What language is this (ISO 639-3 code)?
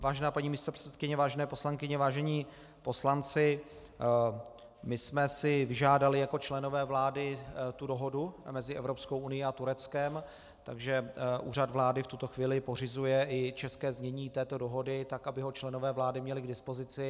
ces